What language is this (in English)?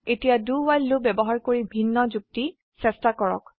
Assamese